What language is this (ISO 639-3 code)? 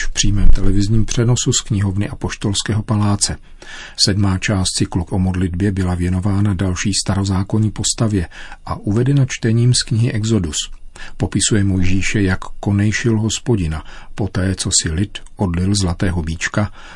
ces